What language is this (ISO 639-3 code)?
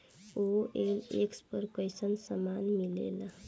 bho